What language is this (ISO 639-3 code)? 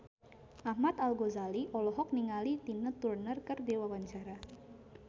sun